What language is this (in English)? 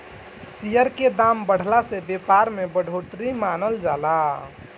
Bhojpuri